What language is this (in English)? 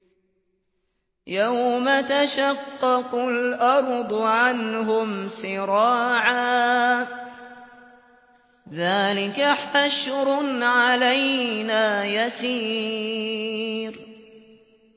Arabic